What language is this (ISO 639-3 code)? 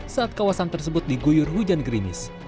ind